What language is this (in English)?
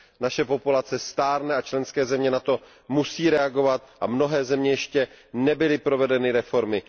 Czech